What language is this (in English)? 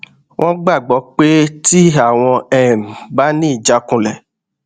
Yoruba